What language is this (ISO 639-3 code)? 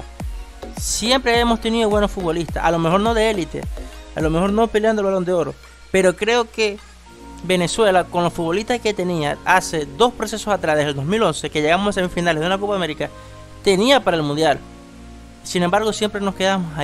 spa